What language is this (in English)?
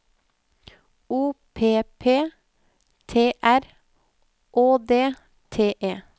Norwegian